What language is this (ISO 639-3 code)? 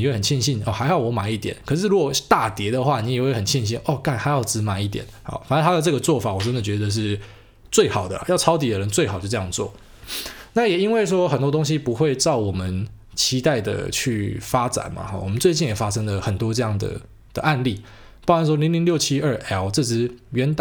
zho